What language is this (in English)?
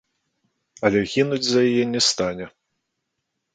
Belarusian